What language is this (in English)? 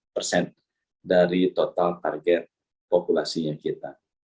Indonesian